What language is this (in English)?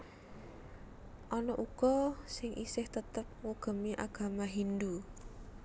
Javanese